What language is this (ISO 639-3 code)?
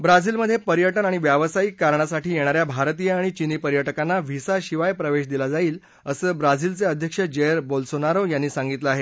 mar